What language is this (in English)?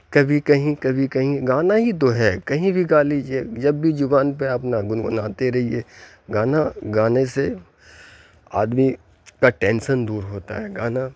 Urdu